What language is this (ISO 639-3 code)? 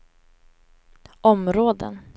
swe